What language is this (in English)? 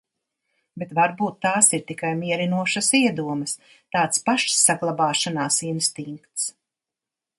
Latvian